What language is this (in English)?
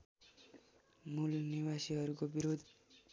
Nepali